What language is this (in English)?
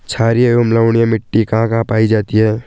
Hindi